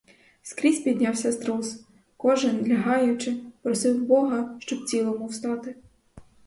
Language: Ukrainian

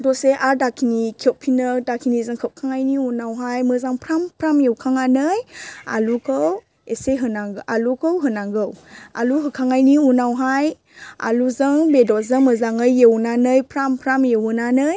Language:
Bodo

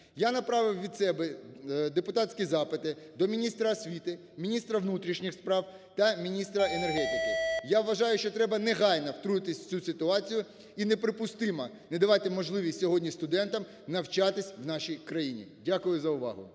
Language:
Ukrainian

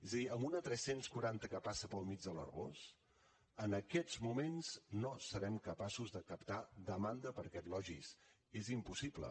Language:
Catalan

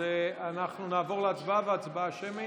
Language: Hebrew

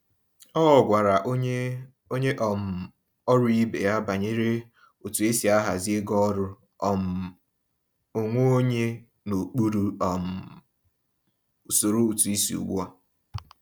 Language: Igbo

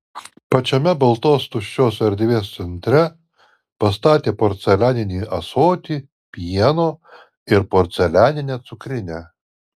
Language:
Lithuanian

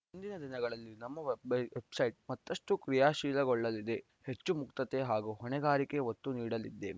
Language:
Kannada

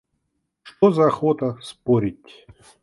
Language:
Russian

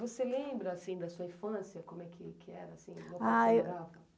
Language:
Portuguese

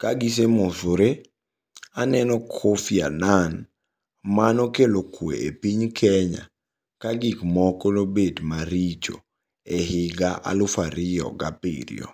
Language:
Luo (Kenya and Tanzania)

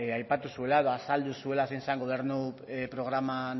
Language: Basque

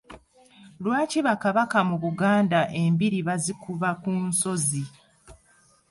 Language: Ganda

